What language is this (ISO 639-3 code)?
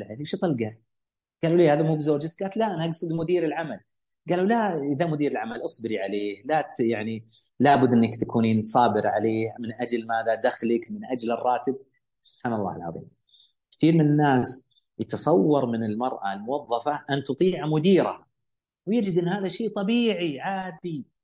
ara